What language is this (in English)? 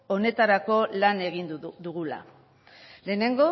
Basque